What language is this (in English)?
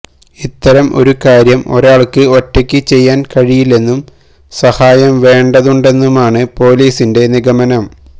Malayalam